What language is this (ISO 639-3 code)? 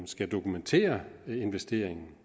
dan